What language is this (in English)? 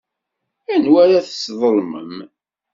Kabyle